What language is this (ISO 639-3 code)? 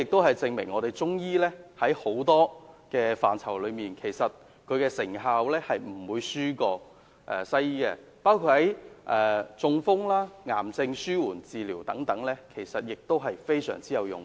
yue